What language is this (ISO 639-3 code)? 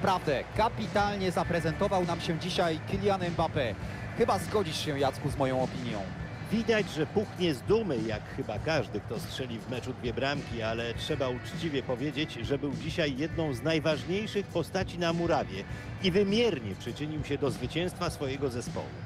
pol